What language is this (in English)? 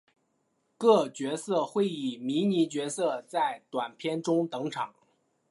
Chinese